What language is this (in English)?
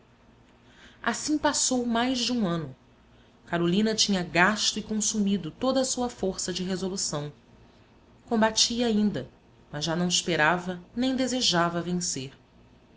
Portuguese